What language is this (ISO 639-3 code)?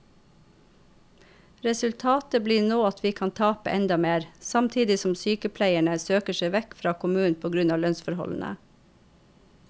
nor